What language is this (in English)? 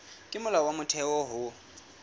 Southern Sotho